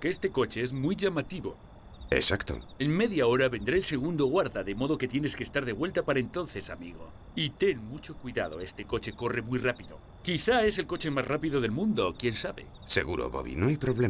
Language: Spanish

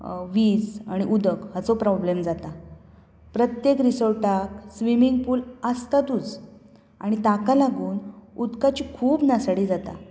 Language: Konkani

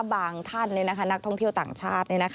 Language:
Thai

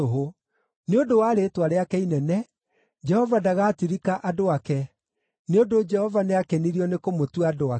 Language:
Kikuyu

